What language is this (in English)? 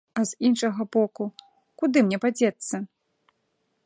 Belarusian